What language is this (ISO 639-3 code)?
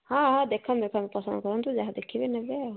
ori